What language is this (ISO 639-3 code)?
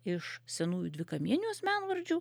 lit